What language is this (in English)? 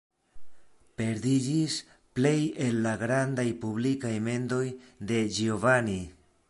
Esperanto